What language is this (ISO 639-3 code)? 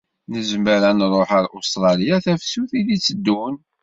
kab